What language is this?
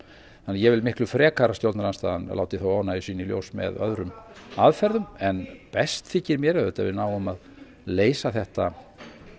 Icelandic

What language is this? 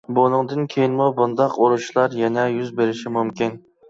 Uyghur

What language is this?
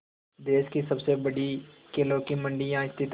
Hindi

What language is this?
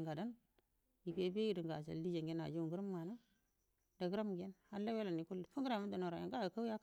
Buduma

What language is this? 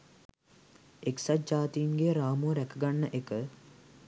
Sinhala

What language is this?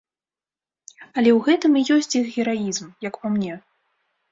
Belarusian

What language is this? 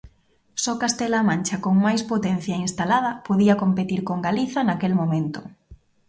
Galician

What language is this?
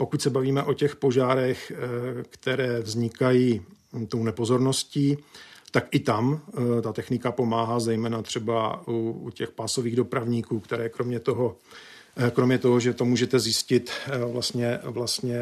Czech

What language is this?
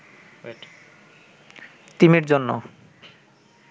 Bangla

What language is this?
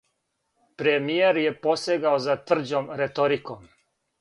Serbian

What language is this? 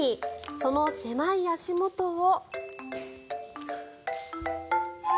Japanese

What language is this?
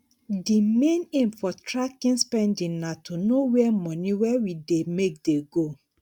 Nigerian Pidgin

